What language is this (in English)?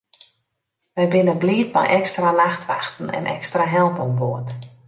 Western Frisian